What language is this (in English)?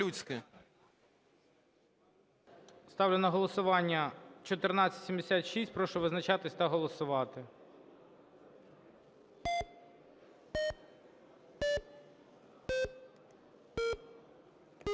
Ukrainian